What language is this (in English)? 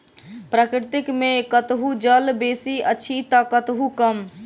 Maithili